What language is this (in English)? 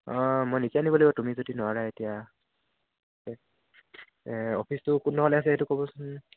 Assamese